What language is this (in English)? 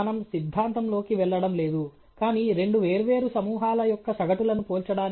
Telugu